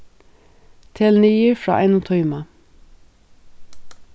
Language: Faroese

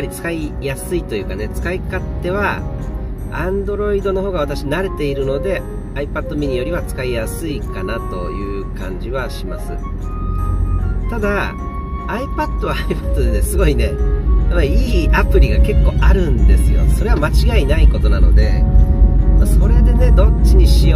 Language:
Japanese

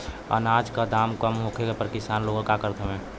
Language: Bhojpuri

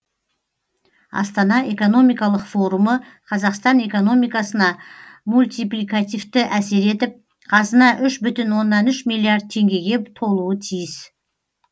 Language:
Kazakh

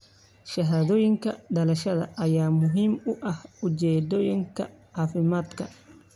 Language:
Somali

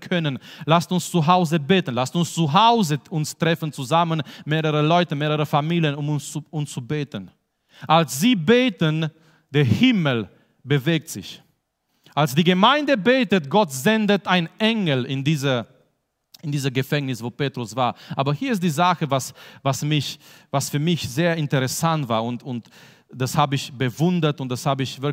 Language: German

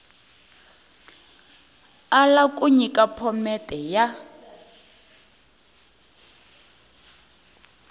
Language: Tsonga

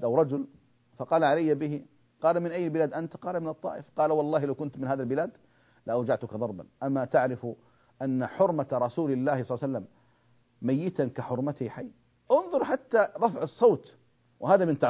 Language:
Arabic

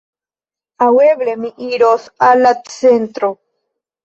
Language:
Esperanto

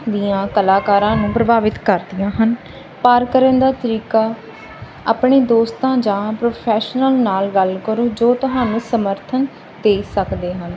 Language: Punjabi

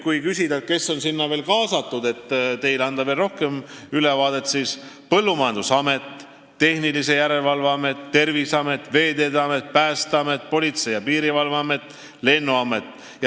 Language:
Estonian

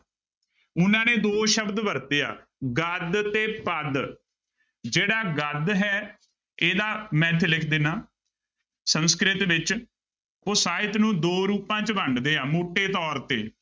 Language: Punjabi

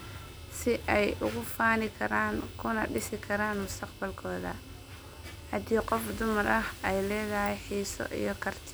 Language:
Somali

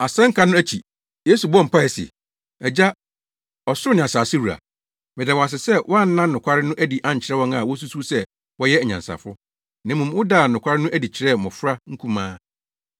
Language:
Akan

